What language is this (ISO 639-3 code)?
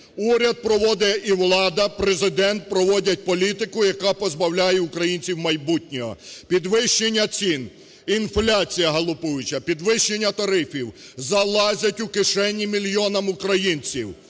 ukr